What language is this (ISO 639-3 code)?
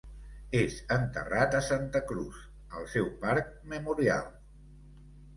cat